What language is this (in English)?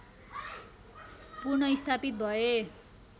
Nepali